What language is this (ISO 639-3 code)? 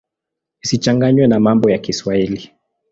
swa